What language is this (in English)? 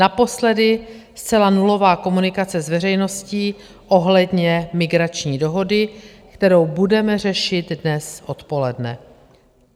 Czech